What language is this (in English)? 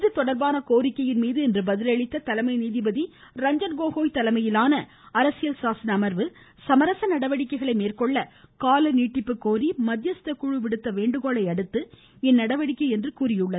Tamil